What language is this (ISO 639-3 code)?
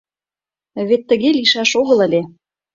chm